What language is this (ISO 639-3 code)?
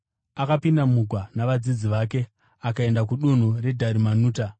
sna